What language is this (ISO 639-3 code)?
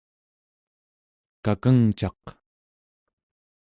esu